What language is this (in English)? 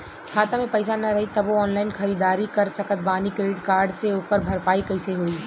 Bhojpuri